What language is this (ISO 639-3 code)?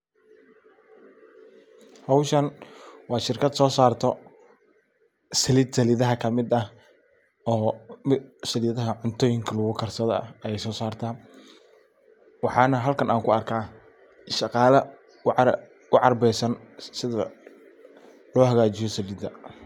som